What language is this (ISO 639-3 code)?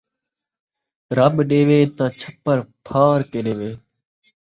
skr